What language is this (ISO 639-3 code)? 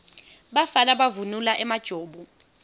ssw